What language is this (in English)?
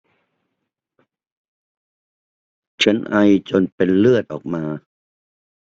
Thai